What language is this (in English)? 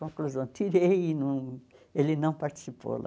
Portuguese